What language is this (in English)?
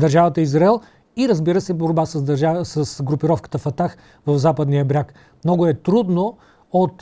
Bulgarian